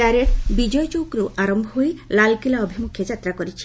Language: Odia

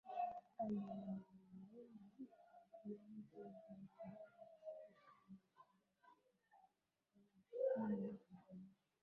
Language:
Swahili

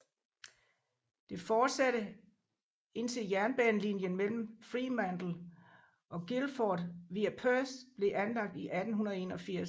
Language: Danish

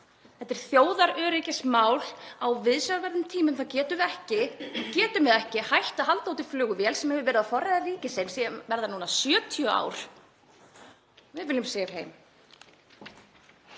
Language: Icelandic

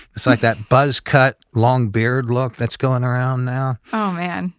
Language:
English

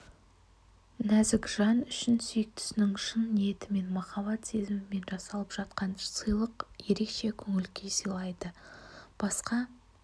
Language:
Kazakh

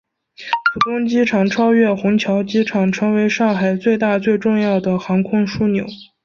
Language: Chinese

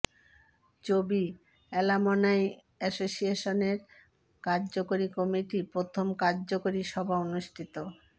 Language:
Bangla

